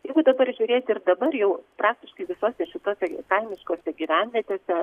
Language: Lithuanian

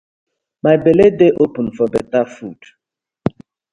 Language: Nigerian Pidgin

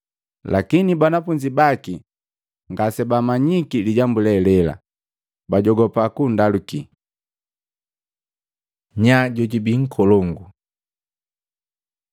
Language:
Matengo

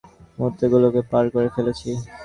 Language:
Bangla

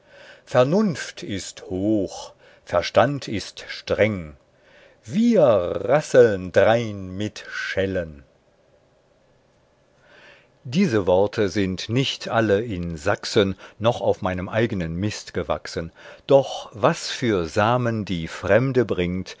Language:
German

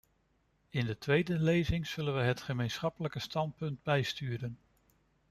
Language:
Dutch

